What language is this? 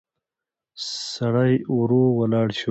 Pashto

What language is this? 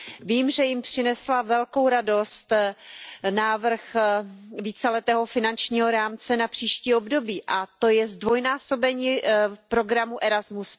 Czech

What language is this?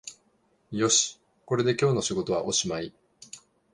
Japanese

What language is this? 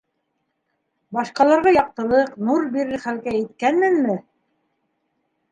Bashkir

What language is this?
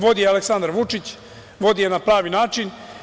Serbian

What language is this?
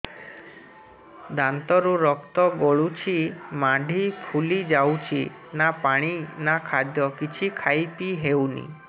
Odia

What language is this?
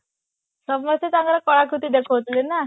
Odia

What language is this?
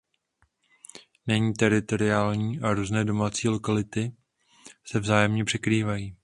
Czech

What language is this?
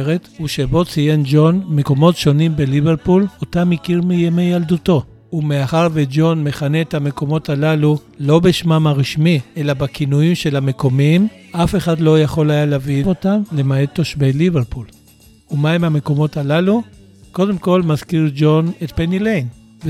Hebrew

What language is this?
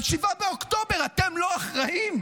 Hebrew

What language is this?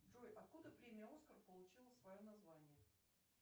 Russian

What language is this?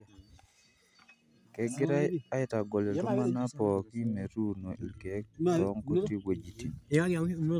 Masai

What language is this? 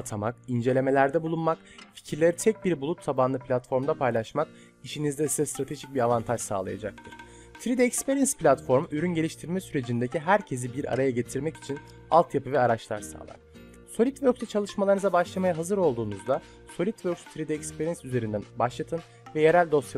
Turkish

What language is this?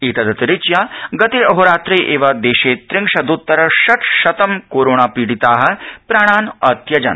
Sanskrit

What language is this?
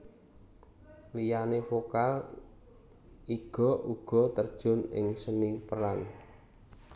Javanese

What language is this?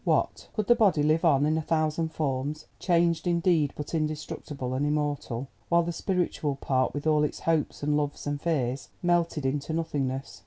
English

